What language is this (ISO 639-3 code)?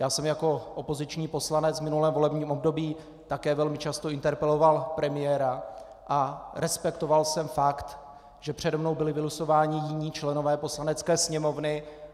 ces